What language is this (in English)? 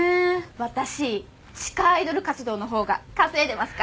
Japanese